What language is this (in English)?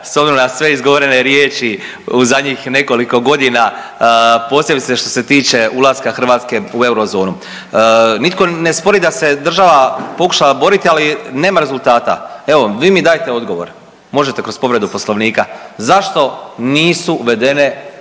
Croatian